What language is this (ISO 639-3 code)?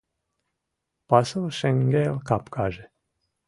chm